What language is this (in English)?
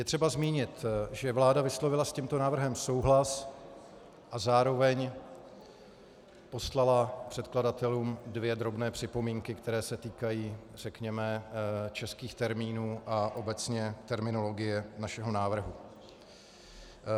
Czech